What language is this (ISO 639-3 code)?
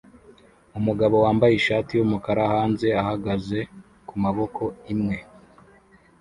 kin